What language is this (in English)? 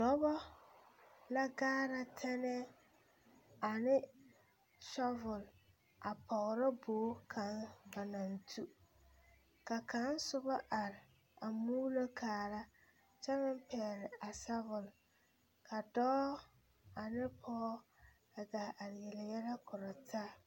Southern Dagaare